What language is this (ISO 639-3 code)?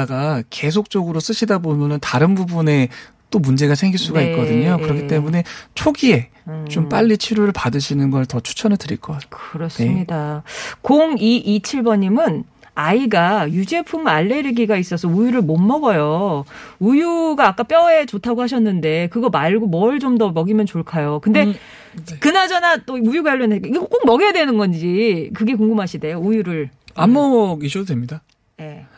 kor